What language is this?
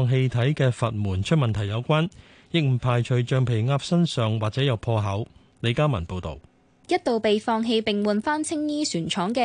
Chinese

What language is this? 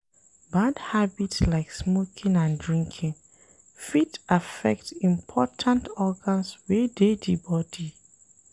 Nigerian Pidgin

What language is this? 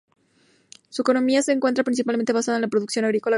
Spanish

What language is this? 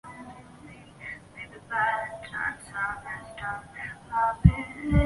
Chinese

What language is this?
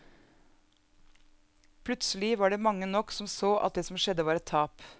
Norwegian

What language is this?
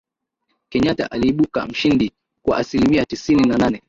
Swahili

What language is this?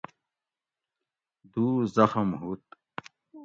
Gawri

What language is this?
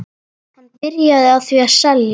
Icelandic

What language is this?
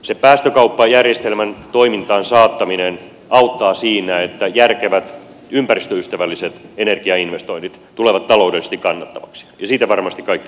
Finnish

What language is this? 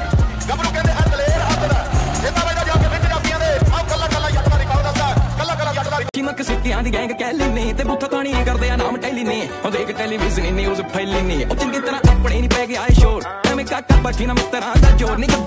Punjabi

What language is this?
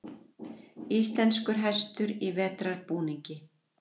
Icelandic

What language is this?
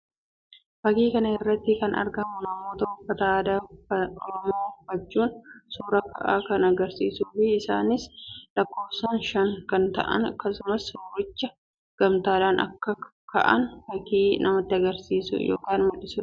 Oromo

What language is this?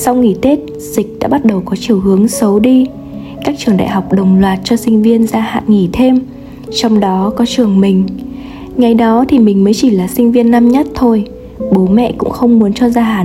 Vietnamese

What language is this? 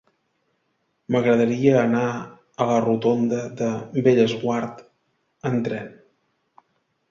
Catalan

